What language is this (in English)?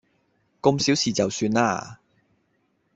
Cantonese